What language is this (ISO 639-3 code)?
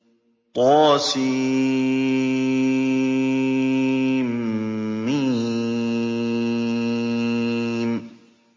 ara